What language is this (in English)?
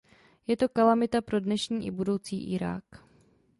Czech